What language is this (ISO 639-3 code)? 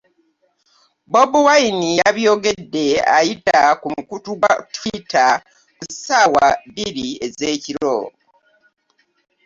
lug